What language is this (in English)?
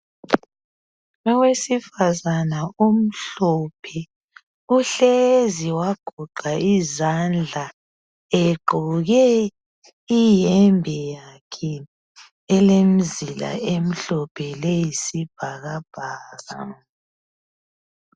North Ndebele